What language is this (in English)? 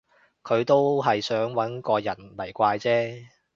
Cantonese